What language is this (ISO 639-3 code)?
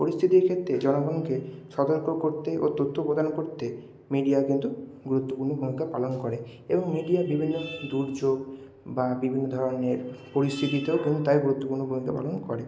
ben